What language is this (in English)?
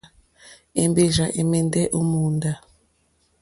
Mokpwe